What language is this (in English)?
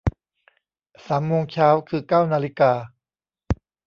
Thai